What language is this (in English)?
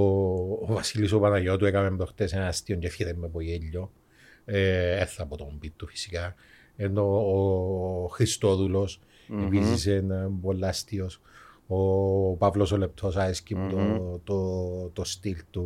Greek